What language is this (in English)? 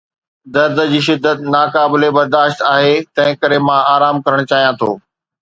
Sindhi